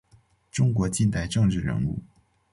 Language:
Chinese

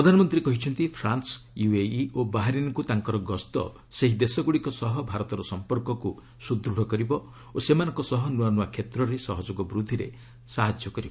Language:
Odia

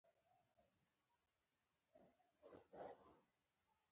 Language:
Pashto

